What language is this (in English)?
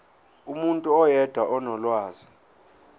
Zulu